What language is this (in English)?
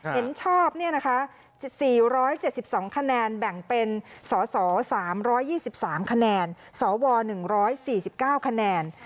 Thai